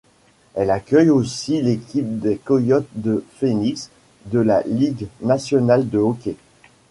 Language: French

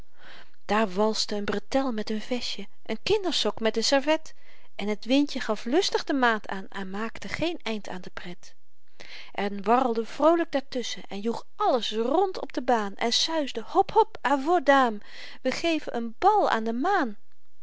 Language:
Dutch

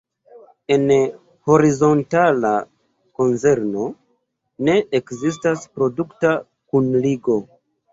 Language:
Esperanto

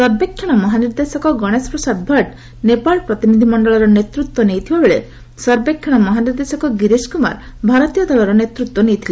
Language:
Odia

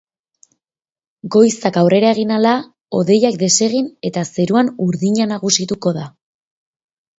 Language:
Basque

